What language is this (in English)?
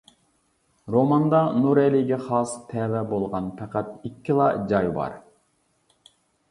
Uyghur